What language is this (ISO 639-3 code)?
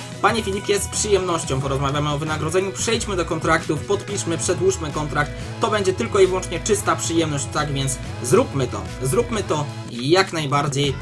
pol